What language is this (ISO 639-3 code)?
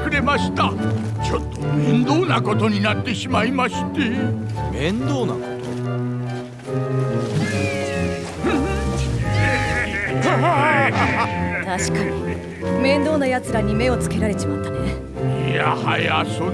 jpn